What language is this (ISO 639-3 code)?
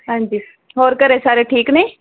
pan